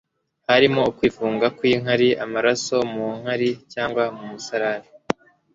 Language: Kinyarwanda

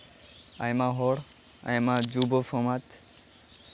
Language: Santali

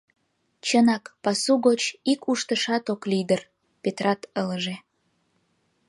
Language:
Mari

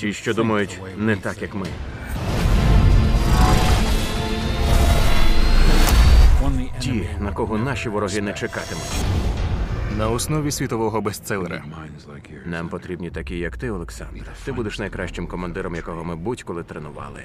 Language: Ukrainian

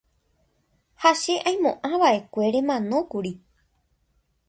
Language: Guarani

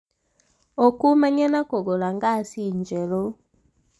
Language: Kikuyu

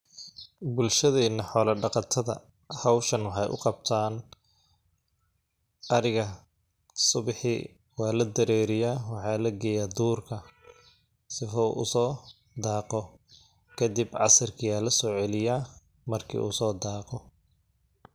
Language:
Somali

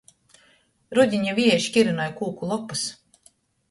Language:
Latgalian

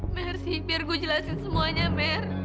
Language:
Indonesian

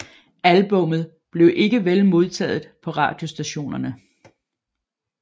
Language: Danish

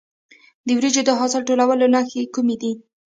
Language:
Pashto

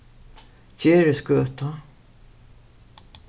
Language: Faroese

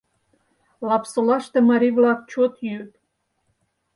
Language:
Mari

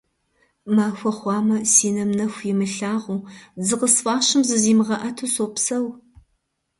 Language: Kabardian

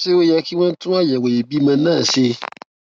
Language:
Yoruba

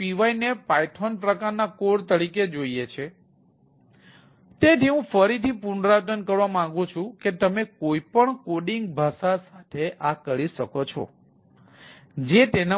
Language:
Gujarati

